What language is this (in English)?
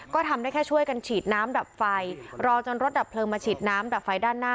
Thai